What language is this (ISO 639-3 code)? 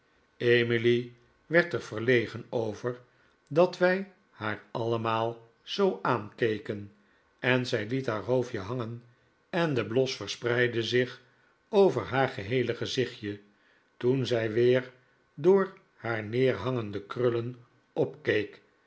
nld